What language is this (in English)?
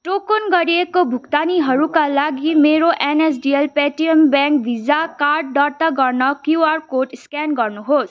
Nepali